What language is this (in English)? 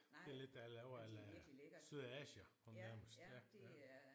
Danish